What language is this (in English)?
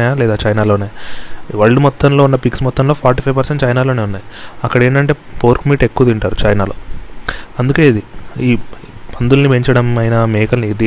Telugu